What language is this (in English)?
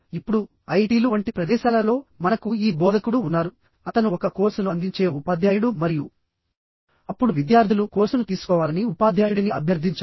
Telugu